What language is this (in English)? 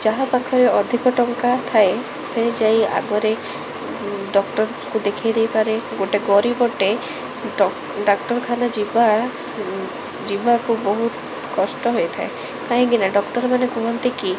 Odia